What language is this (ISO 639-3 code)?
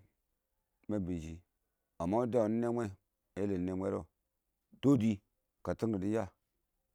awo